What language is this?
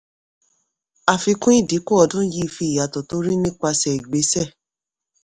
Yoruba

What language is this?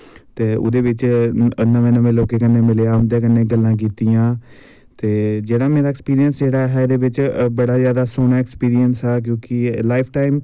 Dogri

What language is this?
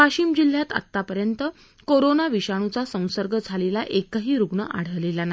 Marathi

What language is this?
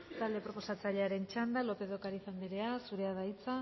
Basque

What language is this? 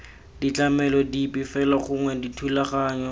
Tswana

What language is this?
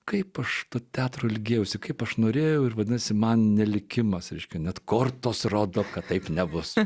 Lithuanian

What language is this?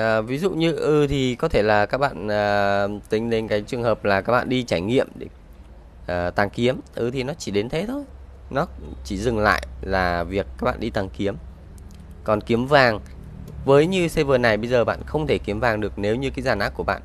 Vietnamese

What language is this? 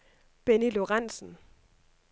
Danish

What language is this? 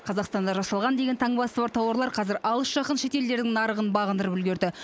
Kazakh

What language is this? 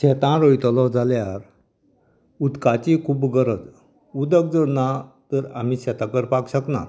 Konkani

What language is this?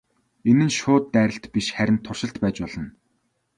Mongolian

